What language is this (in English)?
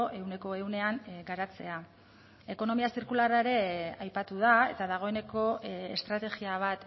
Basque